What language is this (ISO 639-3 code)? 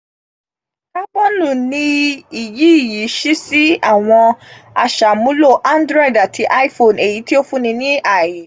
yor